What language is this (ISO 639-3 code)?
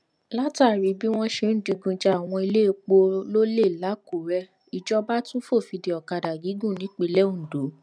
yor